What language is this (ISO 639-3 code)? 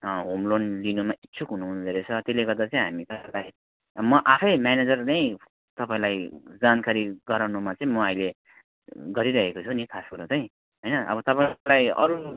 nep